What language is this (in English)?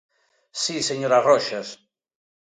Galician